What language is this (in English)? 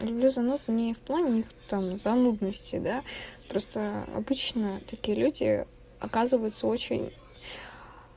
Russian